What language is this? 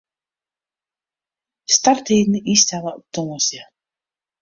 Western Frisian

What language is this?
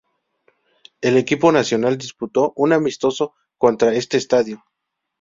Spanish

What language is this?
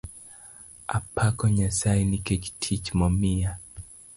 Luo (Kenya and Tanzania)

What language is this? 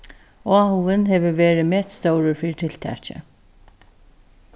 Faroese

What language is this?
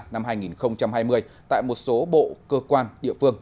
Vietnamese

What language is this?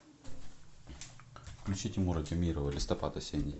Russian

